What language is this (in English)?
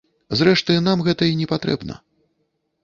Belarusian